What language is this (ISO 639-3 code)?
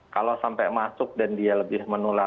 ind